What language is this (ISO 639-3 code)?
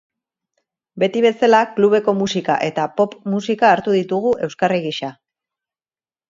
eus